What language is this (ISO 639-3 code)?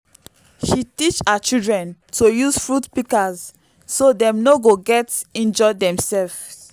pcm